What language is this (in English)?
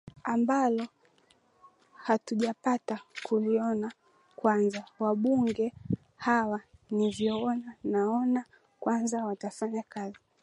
Swahili